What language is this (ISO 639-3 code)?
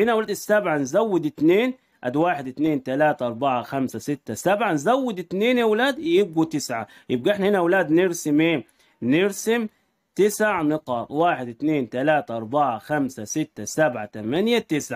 ara